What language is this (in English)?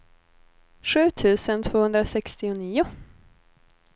Swedish